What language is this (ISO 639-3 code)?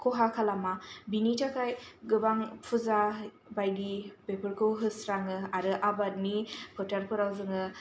brx